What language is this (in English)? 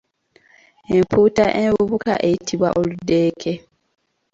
Ganda